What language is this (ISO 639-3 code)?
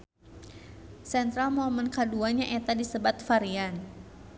sun